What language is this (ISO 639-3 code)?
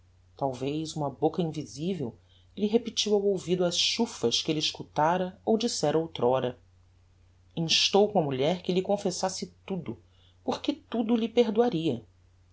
por